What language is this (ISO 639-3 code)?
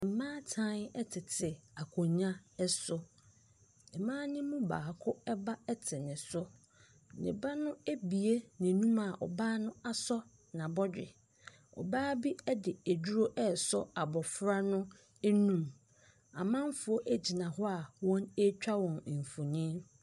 aka